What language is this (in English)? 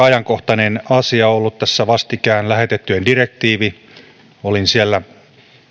Finnish